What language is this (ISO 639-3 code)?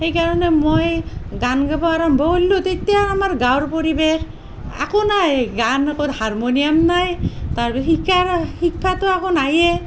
asm